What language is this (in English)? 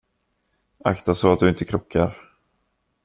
Swedish